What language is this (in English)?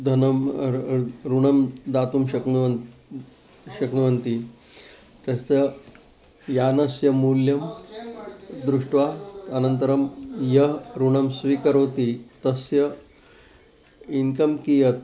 Sanskrit